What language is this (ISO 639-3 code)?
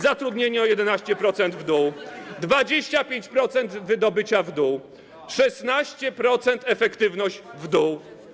pol